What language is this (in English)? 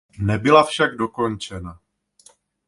Czech